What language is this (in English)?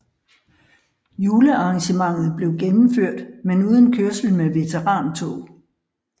Danish